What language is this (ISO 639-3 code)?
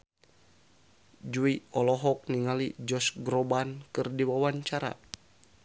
sun